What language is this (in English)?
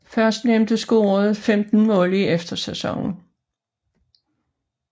Danish